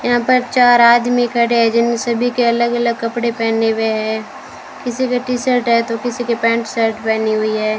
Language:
Hindi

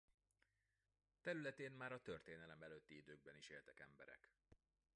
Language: Hungarian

